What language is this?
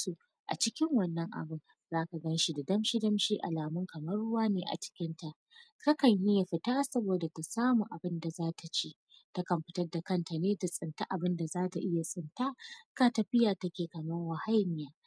Hausa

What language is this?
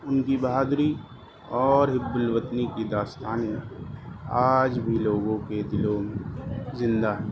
Urdu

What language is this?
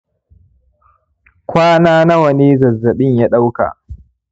Hausa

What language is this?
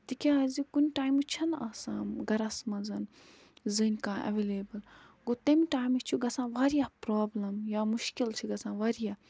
Kashmiri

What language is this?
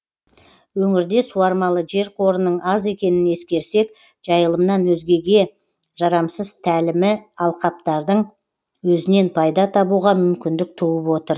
Kazakh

